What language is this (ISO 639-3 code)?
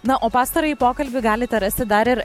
lit